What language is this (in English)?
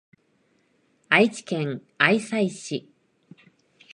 Japanese